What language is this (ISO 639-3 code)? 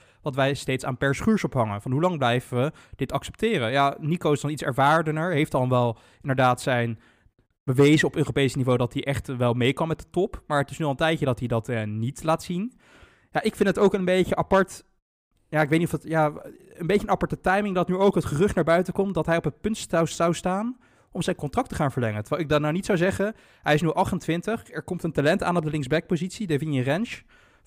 nld